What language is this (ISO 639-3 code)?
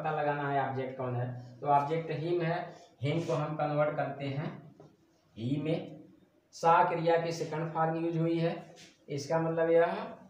hin